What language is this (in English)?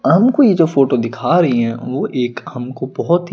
Hindi